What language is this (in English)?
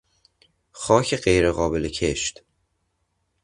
Persian